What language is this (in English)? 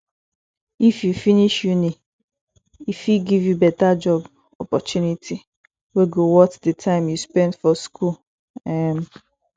Nigerian Pidgin